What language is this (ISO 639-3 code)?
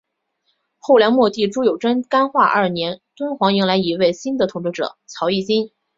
zho